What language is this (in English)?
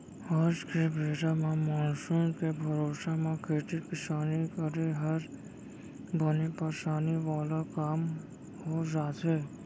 Chhattisgarhi